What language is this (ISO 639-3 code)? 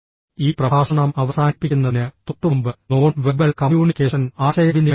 mal